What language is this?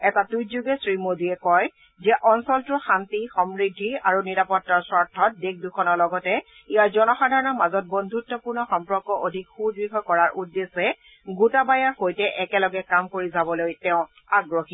Assamese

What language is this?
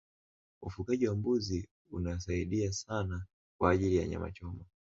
Swahili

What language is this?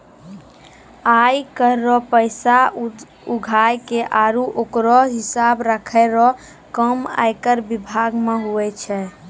Maithili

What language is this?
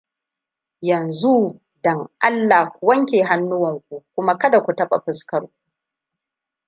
Hausa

